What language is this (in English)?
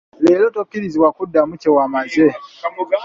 Ganda